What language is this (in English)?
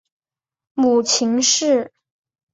Chinese